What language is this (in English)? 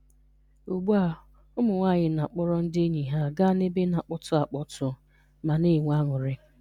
Igbo